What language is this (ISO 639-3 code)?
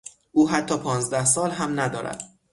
fas